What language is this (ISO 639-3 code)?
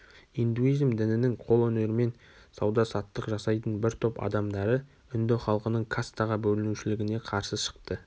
kaz